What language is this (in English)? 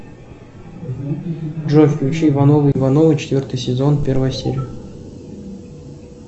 Russian